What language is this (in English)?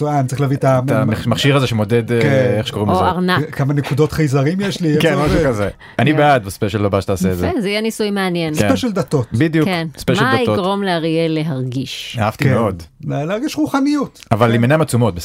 Hebrew